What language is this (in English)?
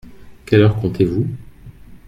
French